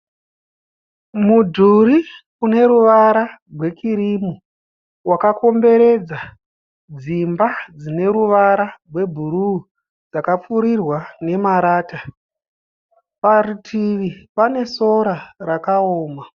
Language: Shona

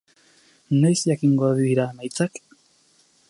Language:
Basque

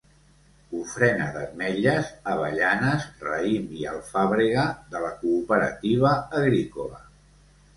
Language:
Catalan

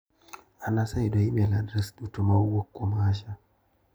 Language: Luo (Kenya and Tanzania)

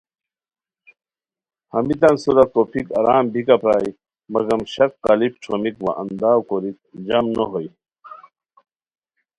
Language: Khowar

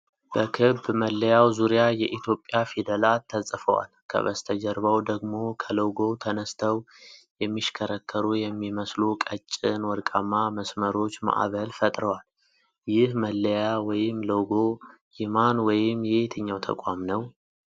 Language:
Amharic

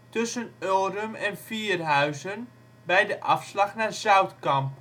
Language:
Dutch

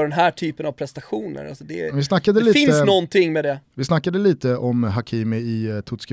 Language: Swedish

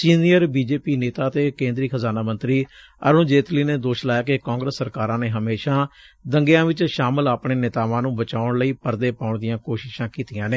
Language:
Punjabi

